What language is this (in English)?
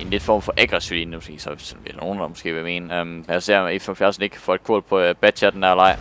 Danish